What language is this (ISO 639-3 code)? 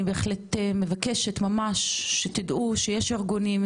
heb